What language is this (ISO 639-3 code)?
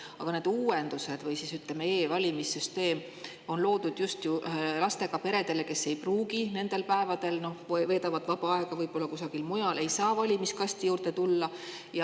est